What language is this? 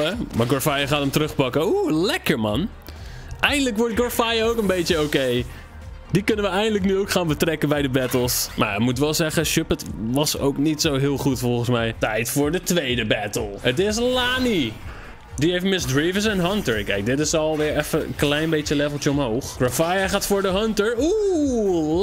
Dutch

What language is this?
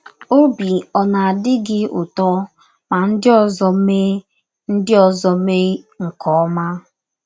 Igbo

